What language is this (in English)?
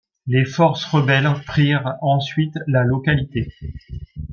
French